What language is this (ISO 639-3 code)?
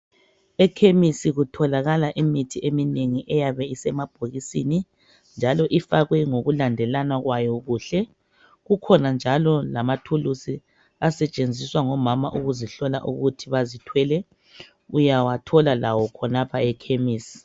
nde